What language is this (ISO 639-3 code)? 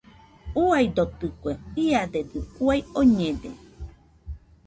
hux